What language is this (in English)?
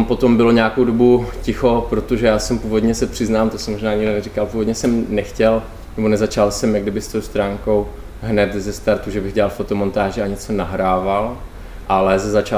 Czech